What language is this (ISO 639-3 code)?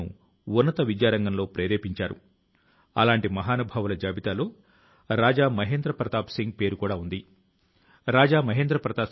tel